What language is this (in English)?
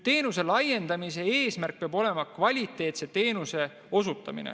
Estonian